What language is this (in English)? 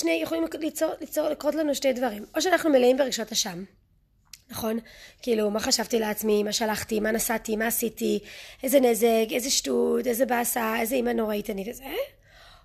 Hebrew